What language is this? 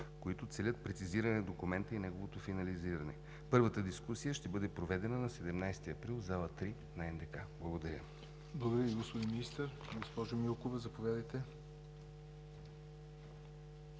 Bulgarian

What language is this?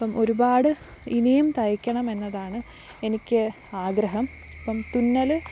Malayalam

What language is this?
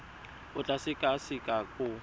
Tswana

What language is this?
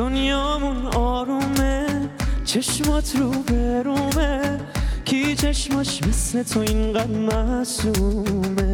Persian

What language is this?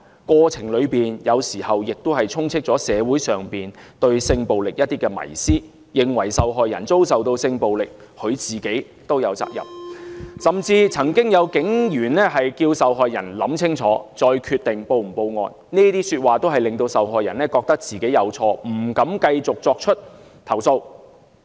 Cantonese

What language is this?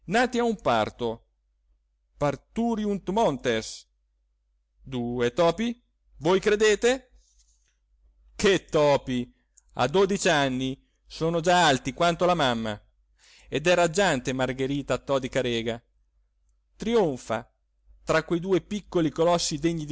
Italian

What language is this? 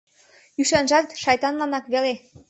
Mari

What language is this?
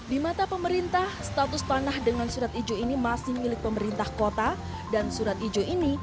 Indonesian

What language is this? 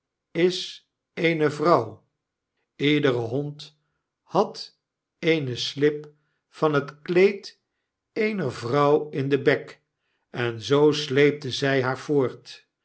Dutch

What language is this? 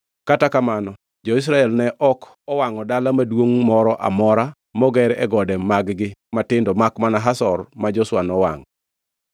Luo (Kenya and Tanzania)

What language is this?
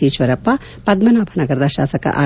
Kannada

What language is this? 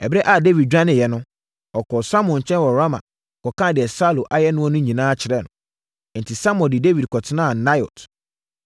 Akan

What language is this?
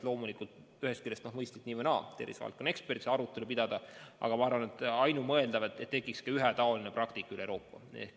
Estonian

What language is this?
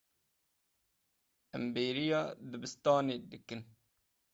Kurdish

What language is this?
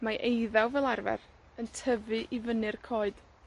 Welsh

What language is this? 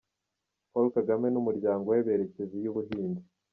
Kinyarwanda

